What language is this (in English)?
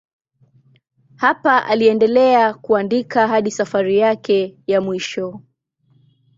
Swahili